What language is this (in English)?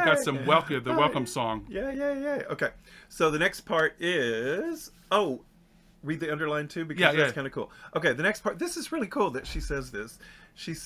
English